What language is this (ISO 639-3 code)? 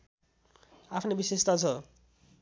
nep